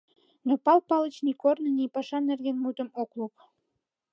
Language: Mari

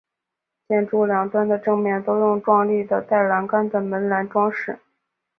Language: Chinese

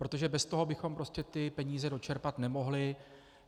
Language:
Czech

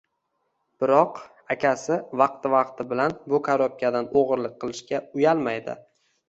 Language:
Uzbek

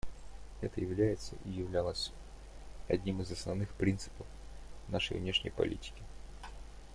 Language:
Russian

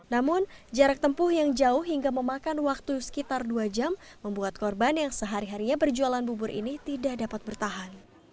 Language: Indonesian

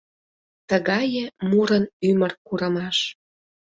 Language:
Mari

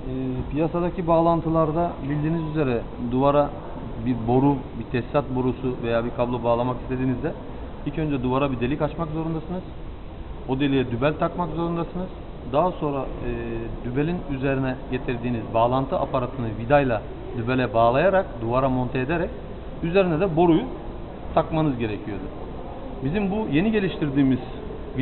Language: Turkish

